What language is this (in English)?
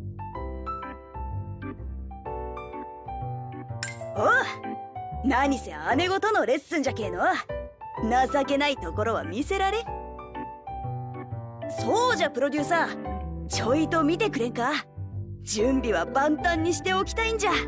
Japanese